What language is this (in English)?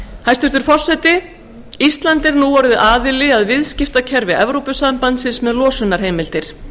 Icelandic